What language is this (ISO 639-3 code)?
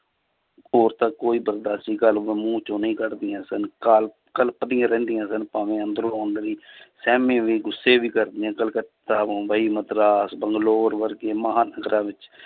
pan